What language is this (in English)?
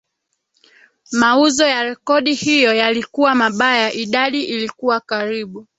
Swahili